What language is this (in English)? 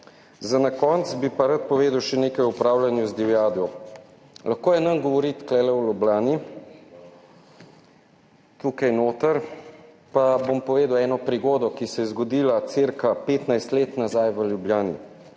Slovenian